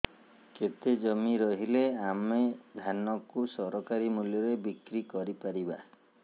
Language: Odia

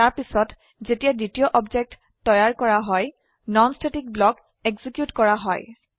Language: Assamese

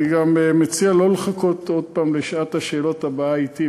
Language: Hebrew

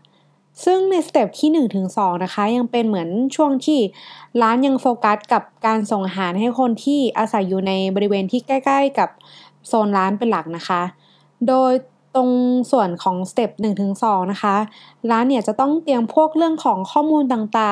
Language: Thai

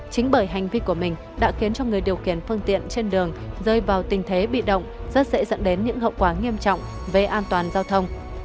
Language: Vietnamese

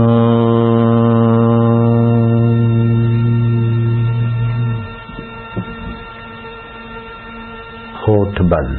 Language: Hindi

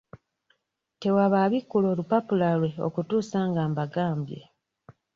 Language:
Ganda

